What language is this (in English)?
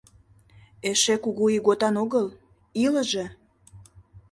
Mari